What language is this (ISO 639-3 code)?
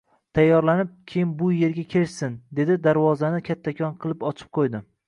uzb